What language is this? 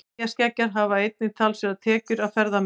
Icelandic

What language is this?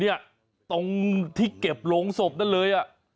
Thai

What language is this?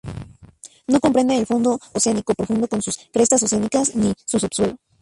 Spanish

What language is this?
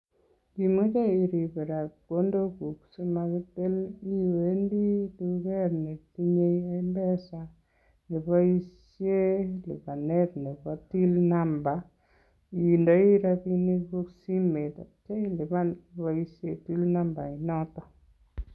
Kalenjin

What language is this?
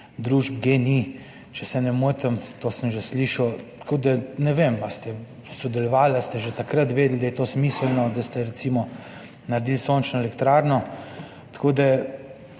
Slovenian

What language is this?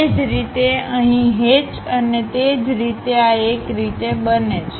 Gujarati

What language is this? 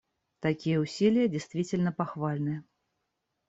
Russian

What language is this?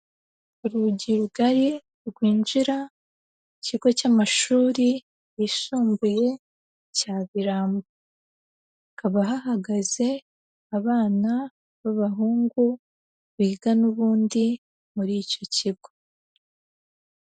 Kinyarwanda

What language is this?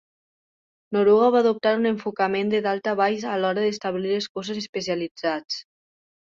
Catalan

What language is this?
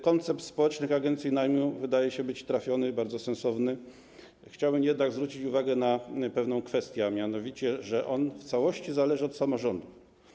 Polish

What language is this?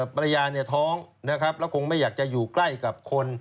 Thai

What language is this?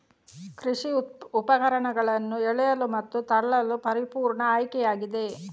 Kannada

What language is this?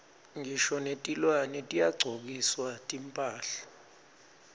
Swati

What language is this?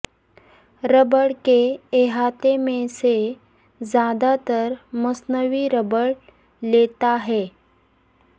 Urdu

